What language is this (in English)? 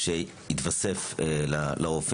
Hebrew